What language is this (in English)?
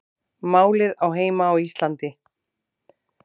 Icelandic